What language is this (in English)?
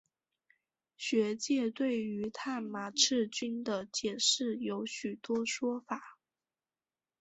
Chinese